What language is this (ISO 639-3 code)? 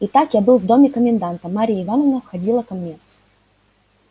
rus